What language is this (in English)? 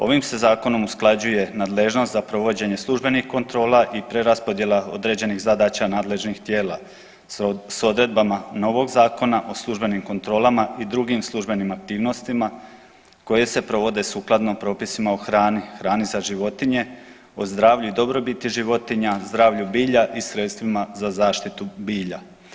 Croatian